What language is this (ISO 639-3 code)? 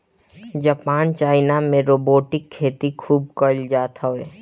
bho